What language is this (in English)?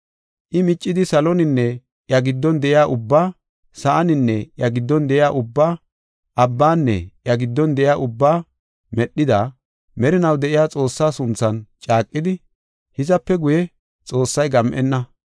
Gofa